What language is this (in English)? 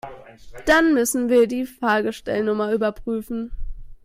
German